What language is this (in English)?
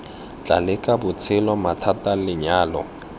Tswana